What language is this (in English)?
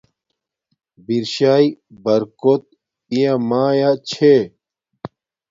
Domaaki